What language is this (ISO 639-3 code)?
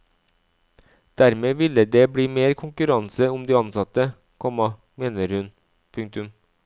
nor